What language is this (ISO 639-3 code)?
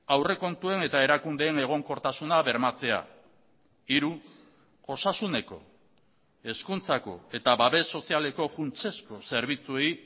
eus